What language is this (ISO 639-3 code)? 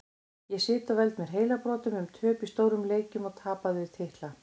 isl